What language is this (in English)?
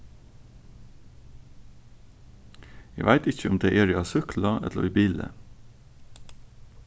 Faroese